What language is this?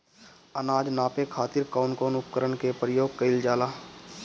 Bhojpuri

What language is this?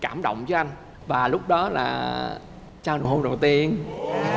Vietnamese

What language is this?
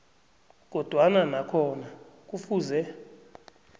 South Ndebele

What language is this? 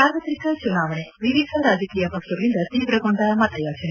Kannada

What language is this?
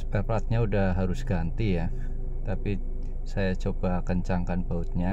Indonesian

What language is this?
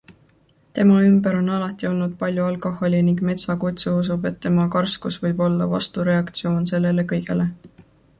Estonian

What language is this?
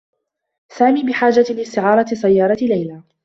Arabic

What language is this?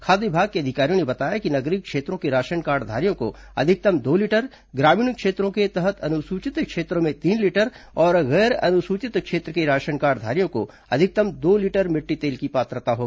Hindi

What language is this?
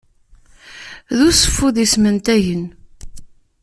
Kabyle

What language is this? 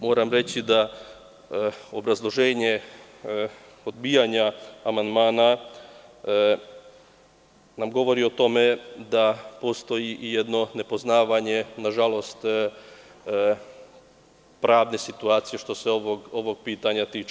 Serbian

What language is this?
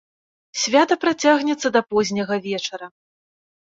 Belarusian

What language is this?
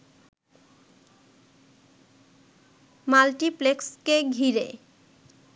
Bangla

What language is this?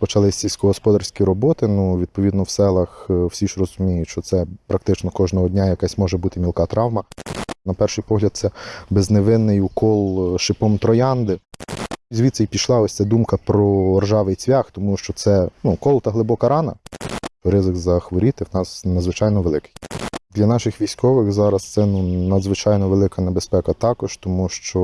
Ukrainian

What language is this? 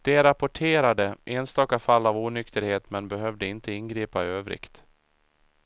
Swedish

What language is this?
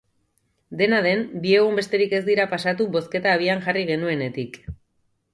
Basque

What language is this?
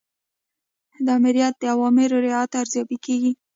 Pashto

